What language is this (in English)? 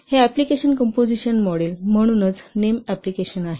Marathi